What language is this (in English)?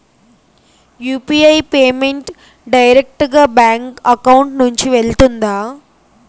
Telugu